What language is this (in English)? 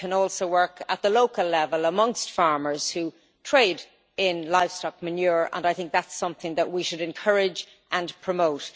English